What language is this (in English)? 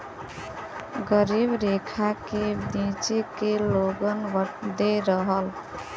Bhojpuri